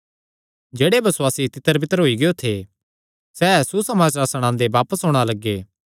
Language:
Kangri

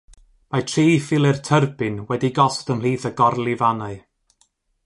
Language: Welsh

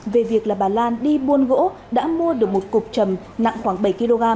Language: Vietnamese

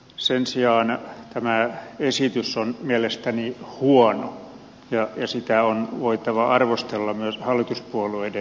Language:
Finnish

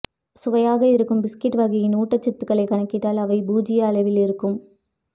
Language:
Tamil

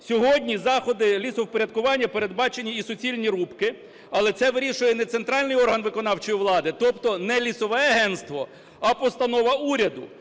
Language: Ukrainian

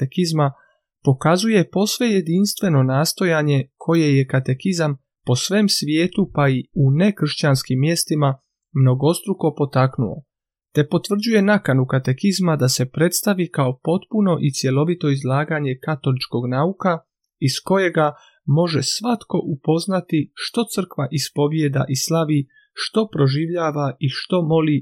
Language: Croatian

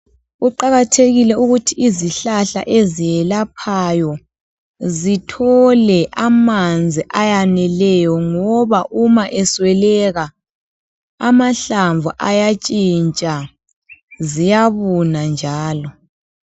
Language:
North Ndebele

